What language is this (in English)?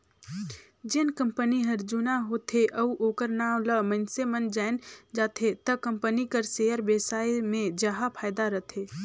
Chhattisgarhi